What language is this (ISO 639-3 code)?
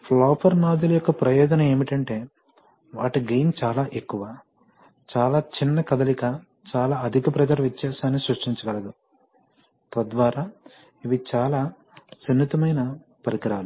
tel